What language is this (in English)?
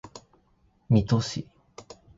Japanese